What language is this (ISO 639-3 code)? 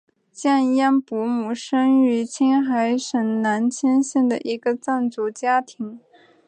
zho